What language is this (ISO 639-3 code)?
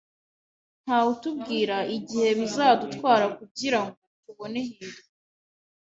kin